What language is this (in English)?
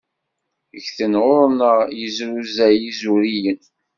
Kabyle